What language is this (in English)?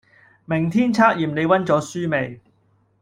Cantonese